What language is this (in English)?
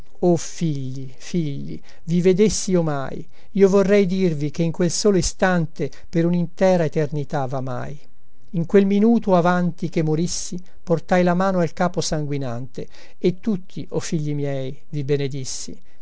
Italian